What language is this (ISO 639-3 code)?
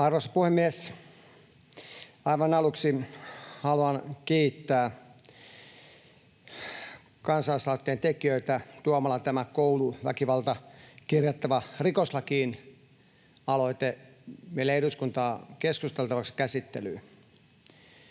fin